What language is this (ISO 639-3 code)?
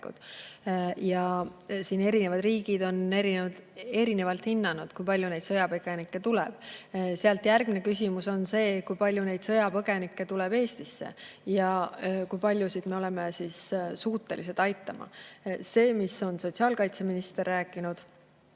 est